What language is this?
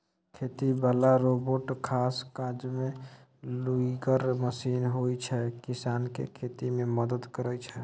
Maithili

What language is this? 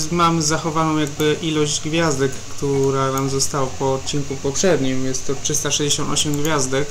Polish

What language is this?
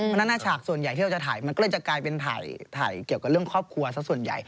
Thai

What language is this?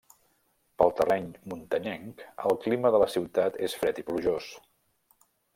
Catalan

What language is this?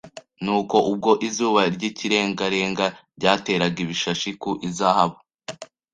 Kinyarwanda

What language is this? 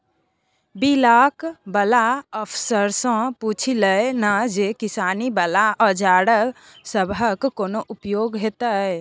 Maithili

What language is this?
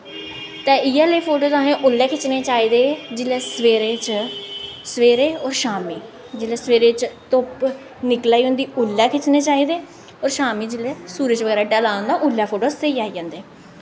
Dogri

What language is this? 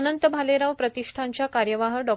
Marathi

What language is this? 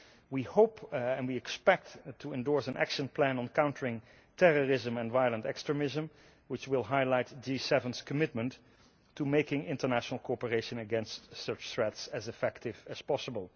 English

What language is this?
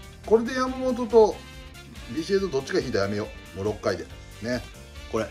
Japanese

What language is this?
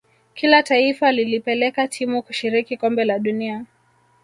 Swahili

